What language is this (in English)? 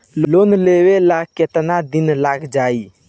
Bhojpuri